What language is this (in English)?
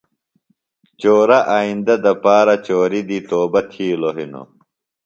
Phalura